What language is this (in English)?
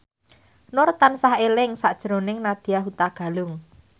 Javanese